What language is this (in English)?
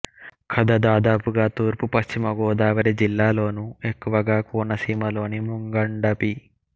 Telugu